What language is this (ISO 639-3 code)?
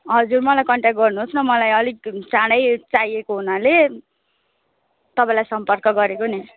nep